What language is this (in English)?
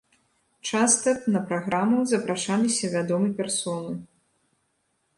Belarusian